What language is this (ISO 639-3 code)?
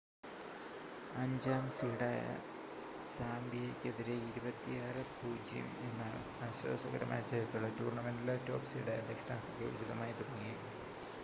mal